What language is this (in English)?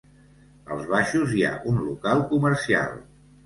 Catalan